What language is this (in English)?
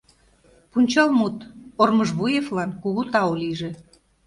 Mari